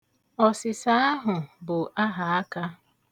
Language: Igbo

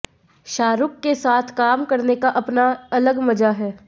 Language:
Hindi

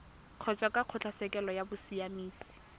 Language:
Tswana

